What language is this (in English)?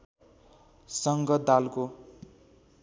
Nepali